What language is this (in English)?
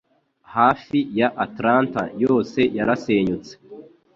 Kinyarwanda